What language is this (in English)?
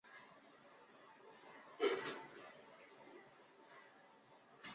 Chinese